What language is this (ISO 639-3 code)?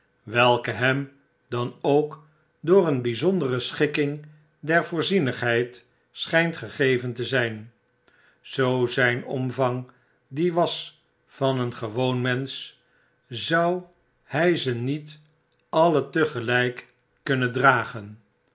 nld